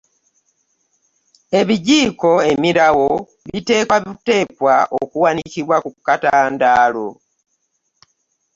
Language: Ganda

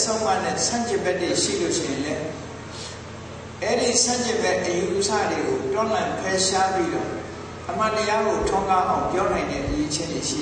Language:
Arabic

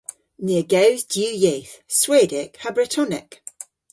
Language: Cornish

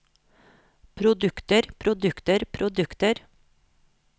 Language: Norwegian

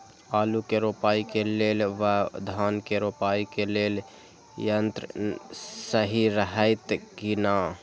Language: Maithili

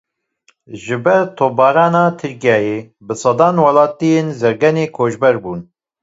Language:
Kurdish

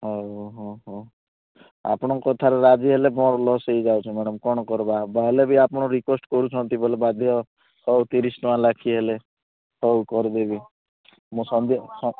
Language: Odia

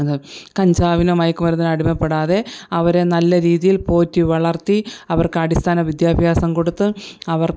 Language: Malayalam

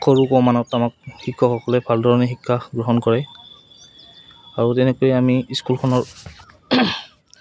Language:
Assamese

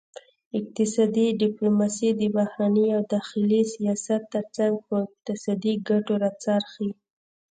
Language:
Pashto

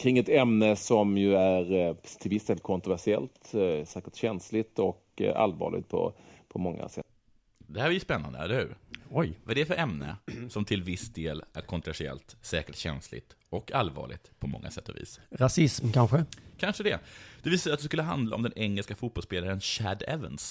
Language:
Swedish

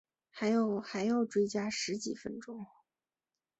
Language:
Chinese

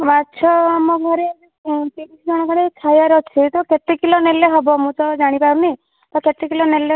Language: Odia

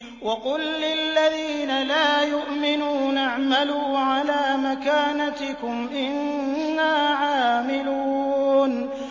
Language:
Arabic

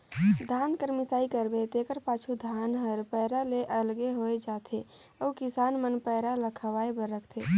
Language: Chhattisgarhi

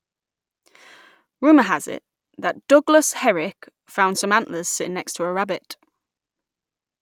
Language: English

